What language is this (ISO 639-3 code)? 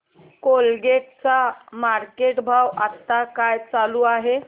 mar